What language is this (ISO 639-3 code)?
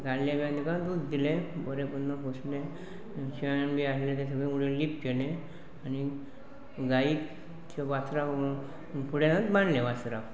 kok